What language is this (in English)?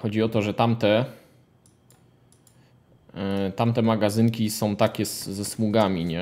Polish